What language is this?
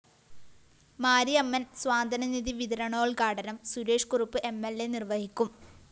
Malayalam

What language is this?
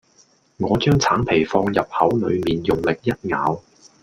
Cantonese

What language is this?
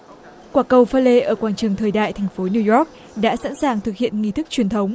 Vietnamese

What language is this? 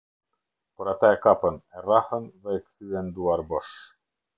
Albanian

